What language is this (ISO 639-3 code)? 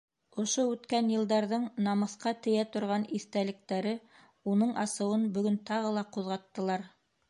bak